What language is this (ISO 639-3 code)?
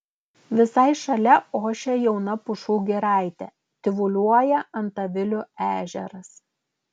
lit